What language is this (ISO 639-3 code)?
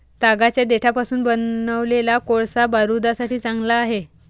mar